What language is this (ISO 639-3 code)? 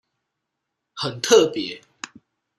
zho